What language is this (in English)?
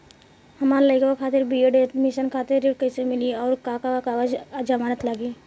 Bhojpuri